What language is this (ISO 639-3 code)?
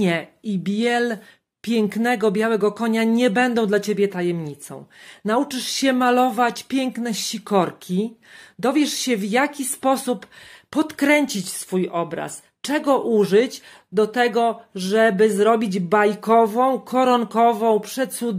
pol